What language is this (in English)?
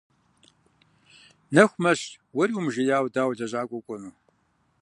Kabardian